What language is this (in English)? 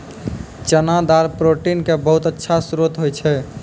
Maithili